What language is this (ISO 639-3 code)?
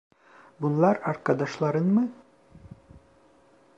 tur